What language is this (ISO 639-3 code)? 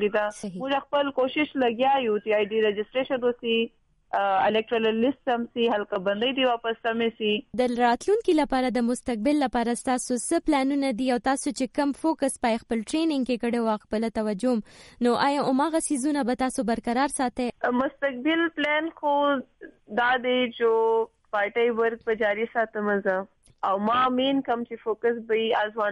urd